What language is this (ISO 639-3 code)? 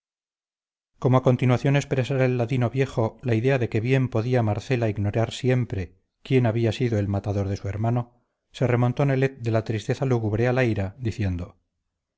spa